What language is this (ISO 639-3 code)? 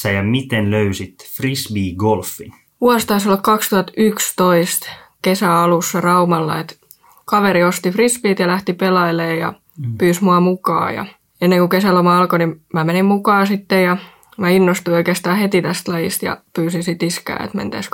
fin